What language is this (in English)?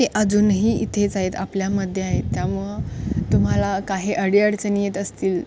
Marathi